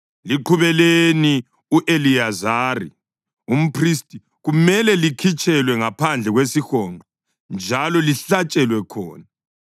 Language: North Ndebele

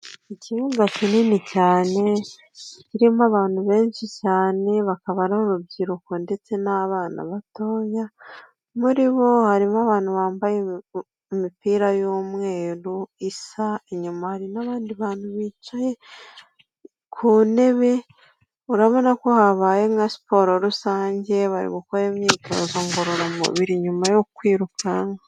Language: Kinyarwanda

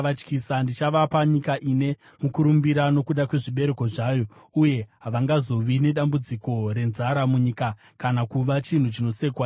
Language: Shona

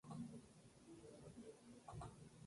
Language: Spanish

